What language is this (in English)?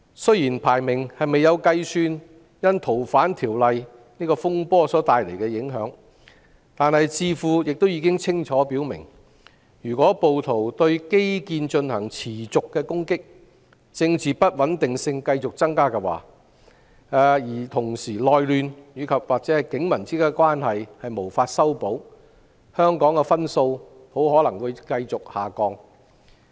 Cantonese